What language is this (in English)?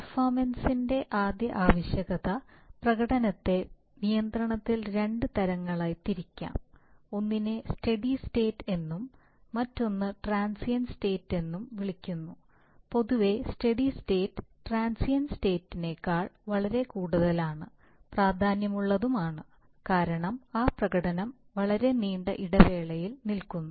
Malayalam